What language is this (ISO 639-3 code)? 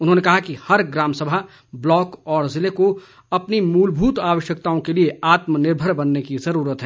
hin